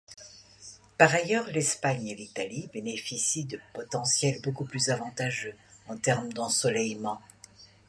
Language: French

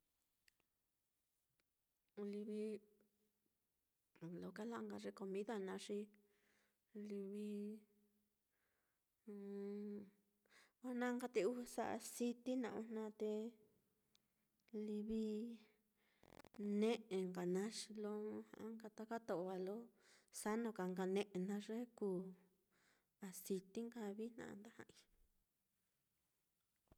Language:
Mitlatongo Mixtec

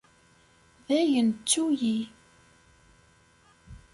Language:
Kabyle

